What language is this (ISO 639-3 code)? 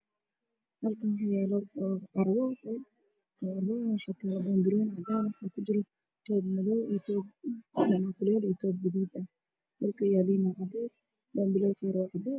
som